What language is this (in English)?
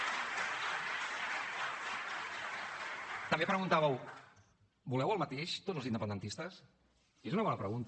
Catalan